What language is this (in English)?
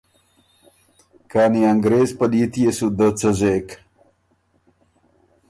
Ormuri